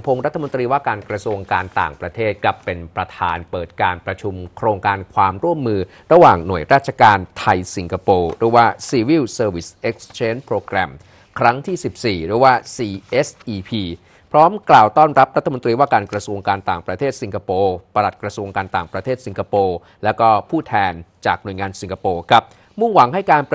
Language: Thai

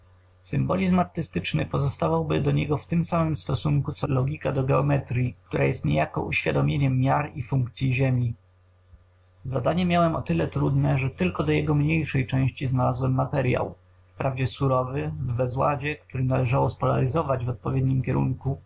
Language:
Polish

